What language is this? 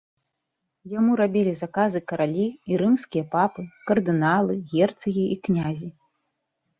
Belarusian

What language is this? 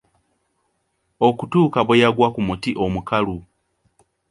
Ganda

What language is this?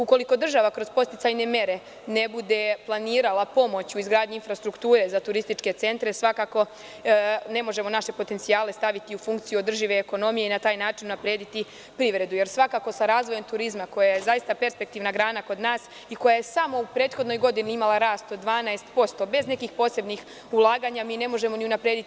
Serbian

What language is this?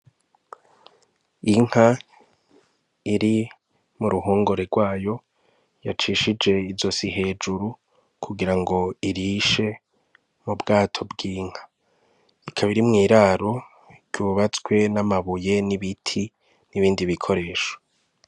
Rundi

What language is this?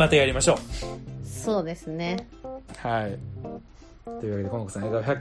Japanese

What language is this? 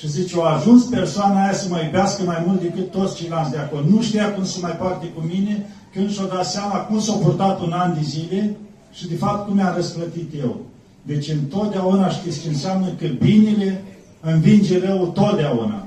Romanian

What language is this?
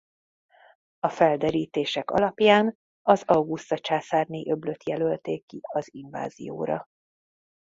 Hungarian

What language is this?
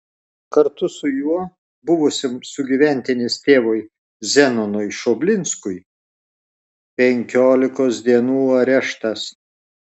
Lithuanian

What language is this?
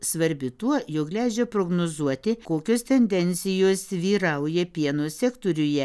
Lithuanian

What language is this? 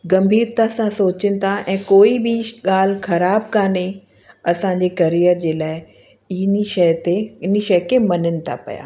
Sindhi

